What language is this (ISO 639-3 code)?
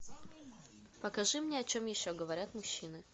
rus